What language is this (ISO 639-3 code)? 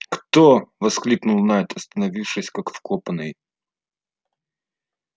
rus